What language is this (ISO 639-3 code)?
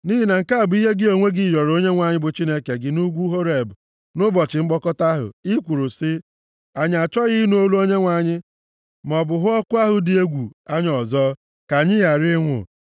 ibo